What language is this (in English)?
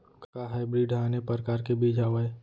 Chhattisgarhi